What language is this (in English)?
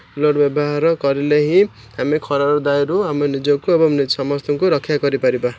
Odia